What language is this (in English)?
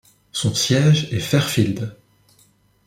French